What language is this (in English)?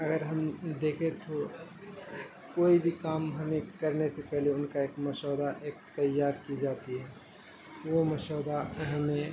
Urdu